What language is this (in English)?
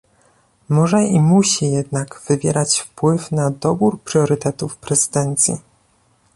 Polish